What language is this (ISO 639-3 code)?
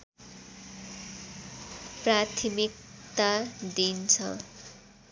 nep